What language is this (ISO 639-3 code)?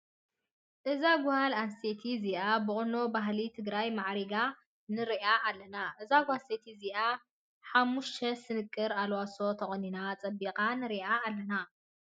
tir